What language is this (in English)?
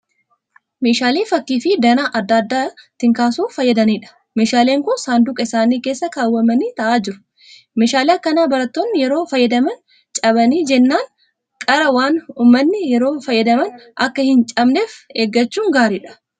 Oromo